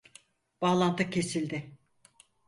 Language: Turkish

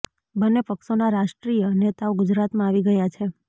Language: Gujarati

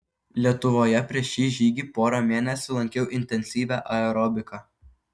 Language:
Lithuanian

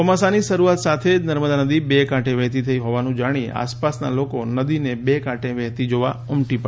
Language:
Gujarati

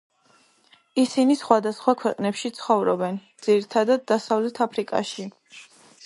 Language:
Georgian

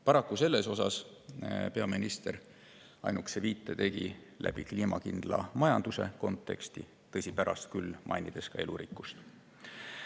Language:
Estonian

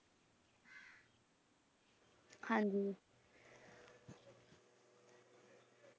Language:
Punjabi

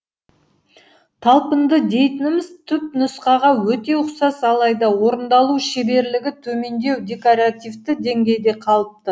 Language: Kazakh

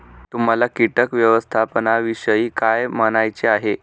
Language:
Marathi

